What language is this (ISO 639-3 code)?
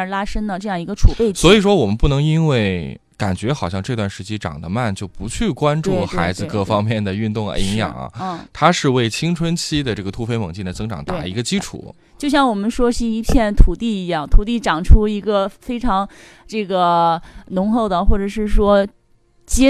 zho